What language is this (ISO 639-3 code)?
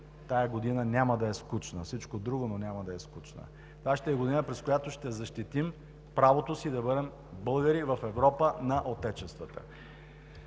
bul